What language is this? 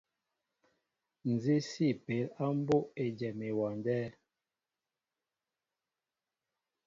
Mbo (Cameroon)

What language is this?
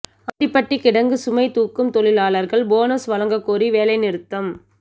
Tamil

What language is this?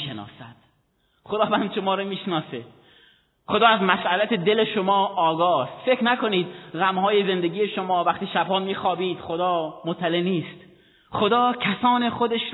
Persian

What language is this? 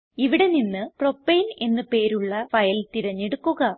Malayalam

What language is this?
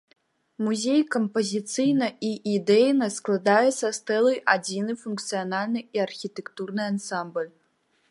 Belarusian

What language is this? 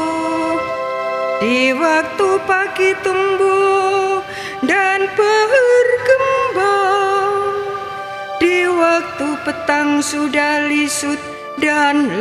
Indonesian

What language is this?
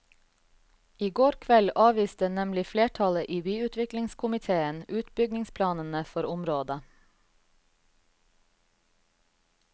Norwegian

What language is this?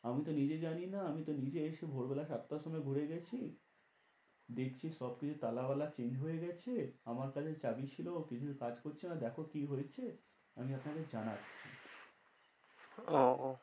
Bangla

